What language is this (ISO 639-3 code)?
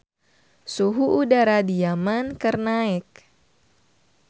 sun